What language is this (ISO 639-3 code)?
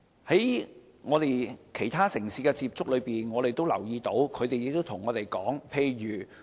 yue